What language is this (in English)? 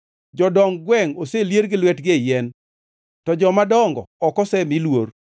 Luo (Kenya and Tanzania)